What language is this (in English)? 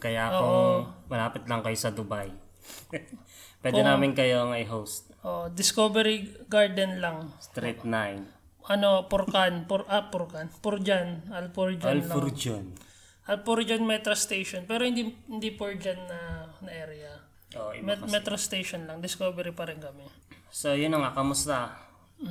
Filipino